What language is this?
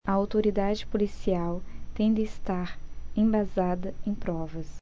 Portuguese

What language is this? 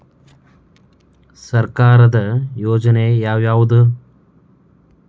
Kannada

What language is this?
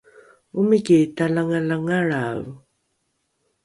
Rukai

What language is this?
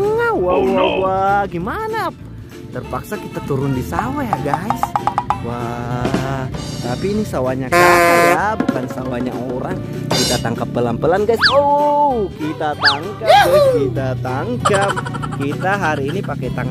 Indonesian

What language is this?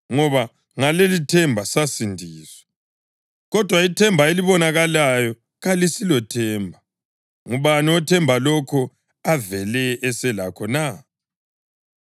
North Ndebele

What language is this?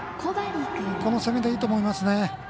Japanese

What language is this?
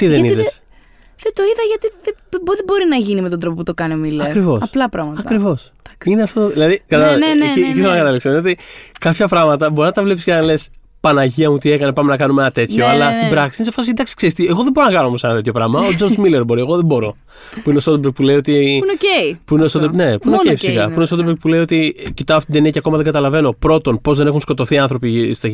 Greek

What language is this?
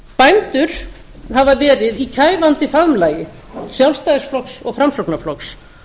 Icelandic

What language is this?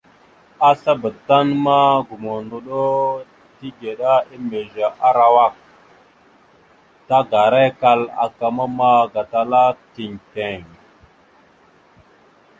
Mada (Cameroon)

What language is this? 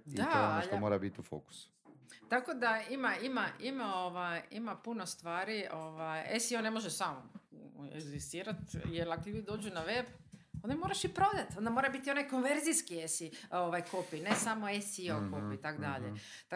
Croatian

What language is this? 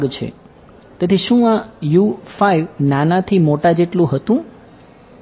Gujarati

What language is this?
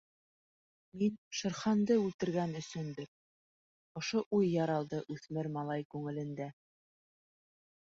Bashkir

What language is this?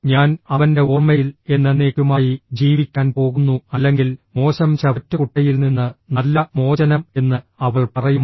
Malayalam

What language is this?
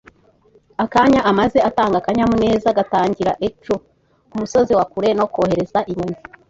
Kinyarwanda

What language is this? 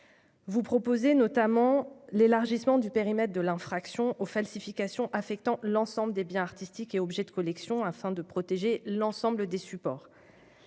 French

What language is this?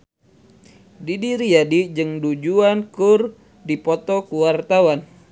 Sundanese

